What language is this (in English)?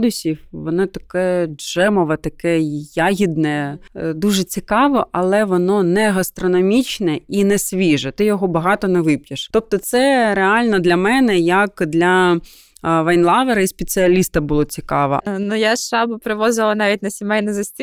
Ukrainian